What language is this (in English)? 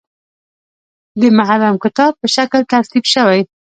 Pashto